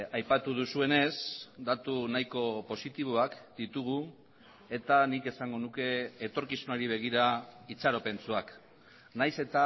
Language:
Basque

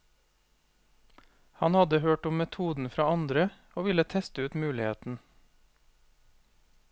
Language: Norwegian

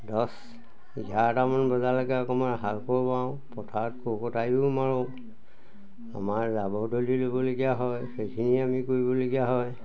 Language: Assamese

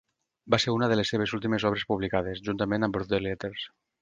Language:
Catalan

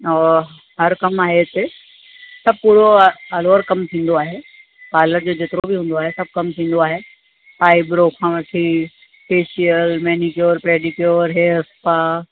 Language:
Sindhi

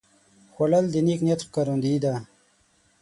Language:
Pashto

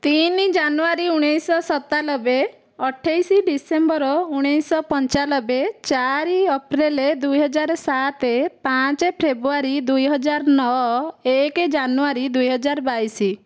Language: Odia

